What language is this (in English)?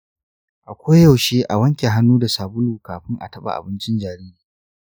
Hausa